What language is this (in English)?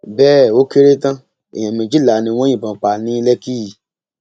Yoruba